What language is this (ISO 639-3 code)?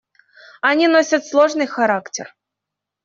rus